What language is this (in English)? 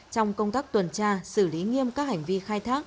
Vietnamese